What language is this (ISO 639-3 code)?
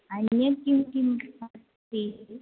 san